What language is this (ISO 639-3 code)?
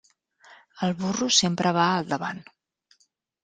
cat